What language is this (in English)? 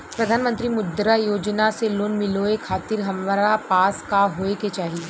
Bhojpuri